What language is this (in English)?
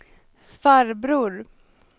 Swedish